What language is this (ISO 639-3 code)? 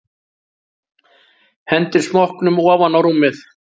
isl